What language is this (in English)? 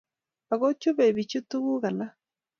Kalenjin